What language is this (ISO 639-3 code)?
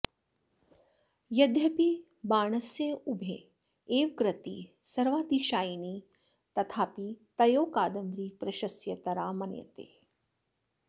san